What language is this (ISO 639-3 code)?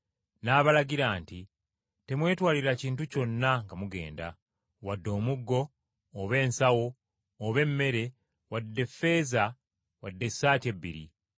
lug